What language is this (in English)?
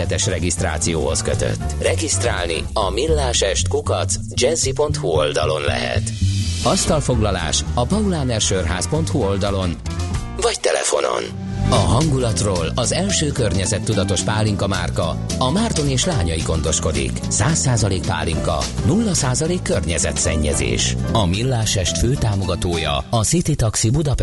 Hungarian